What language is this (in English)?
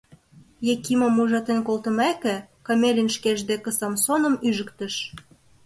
Mari